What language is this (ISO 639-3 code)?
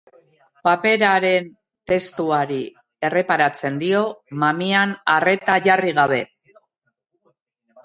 eus